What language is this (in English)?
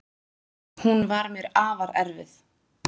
Icelandic